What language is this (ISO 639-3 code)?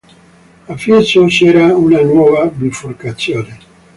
ita